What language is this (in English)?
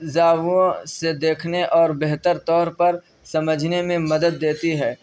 Urdu